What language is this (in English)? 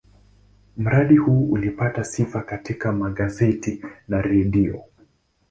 Swahili